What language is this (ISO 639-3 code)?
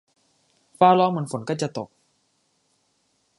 tha